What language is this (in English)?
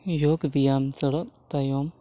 Santali